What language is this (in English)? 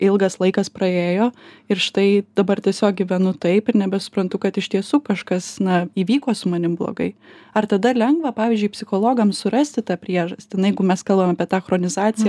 Lithuanian